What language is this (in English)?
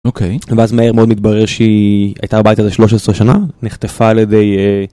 Hebrew